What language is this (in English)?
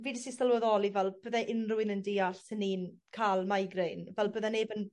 Welsh